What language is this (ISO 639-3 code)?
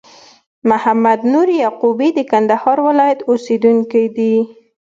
pus